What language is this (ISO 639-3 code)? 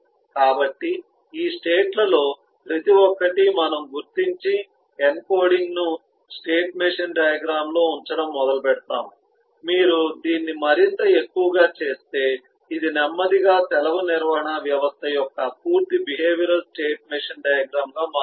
tel